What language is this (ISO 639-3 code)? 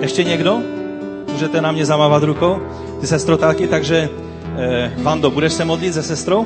ces